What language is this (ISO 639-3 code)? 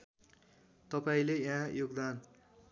nep